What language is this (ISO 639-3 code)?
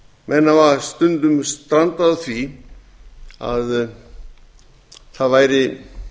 isl